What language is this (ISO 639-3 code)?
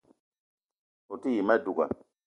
eto